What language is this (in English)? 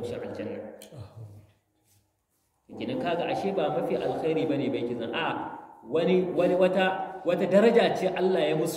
Arabic